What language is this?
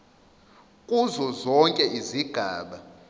Zulu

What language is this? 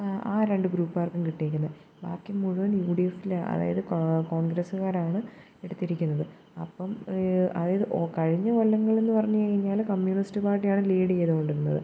Malayalam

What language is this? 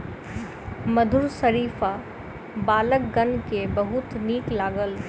Maithili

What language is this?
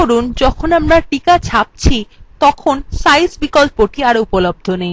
Bangla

